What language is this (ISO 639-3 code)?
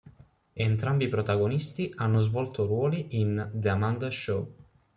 ita